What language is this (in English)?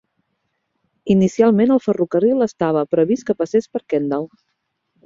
Catalan